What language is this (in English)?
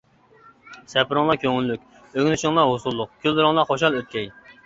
Uyghur